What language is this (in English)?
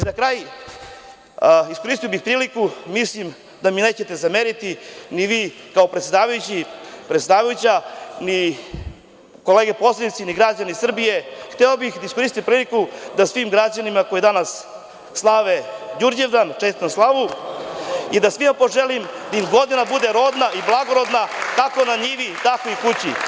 Serbian